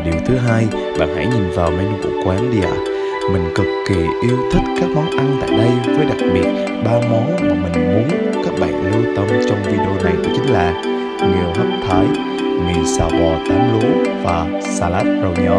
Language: Vietnamese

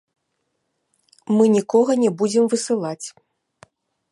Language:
Belarusian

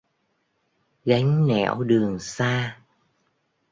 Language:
Vietnamese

